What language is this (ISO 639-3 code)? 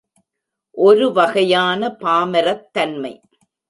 tam